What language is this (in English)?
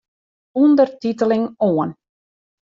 Western Frisian